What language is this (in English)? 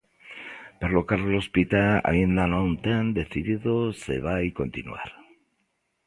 Galician